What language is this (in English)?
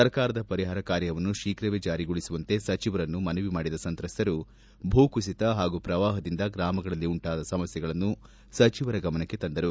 Kannada